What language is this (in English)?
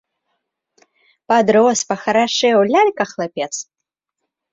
Belarusian